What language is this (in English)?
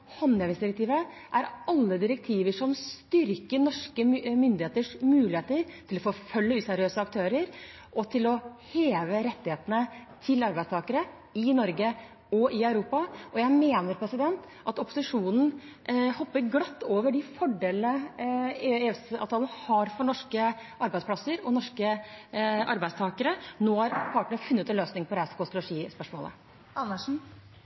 Norwegian